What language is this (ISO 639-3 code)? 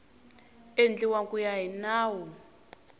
tso